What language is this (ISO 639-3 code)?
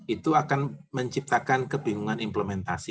ind